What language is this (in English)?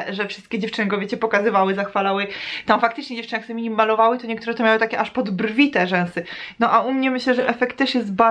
Polish